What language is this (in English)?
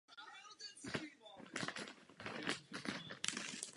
Czech